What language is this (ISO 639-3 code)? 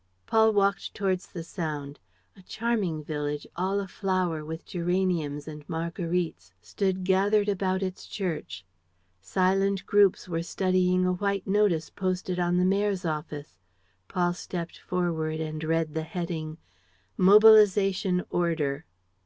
eng